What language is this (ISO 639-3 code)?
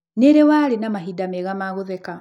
kik